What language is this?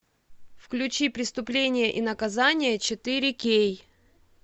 Russian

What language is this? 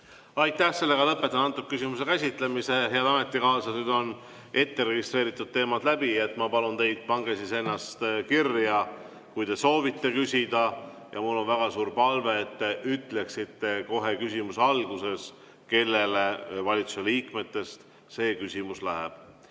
Estonian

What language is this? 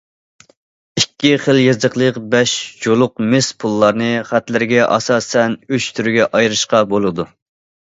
Uyghur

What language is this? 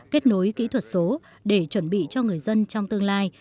Vietnamese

